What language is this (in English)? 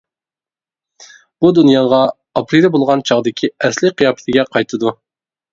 Uyghur